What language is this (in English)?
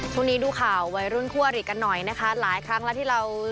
Thai